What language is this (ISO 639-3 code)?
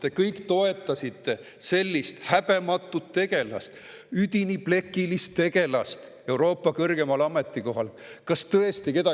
est